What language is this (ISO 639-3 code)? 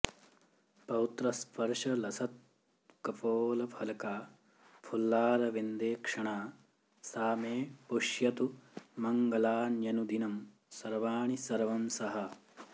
san